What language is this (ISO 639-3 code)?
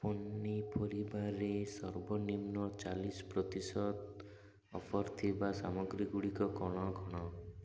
ori